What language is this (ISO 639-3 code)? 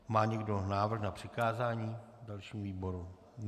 ces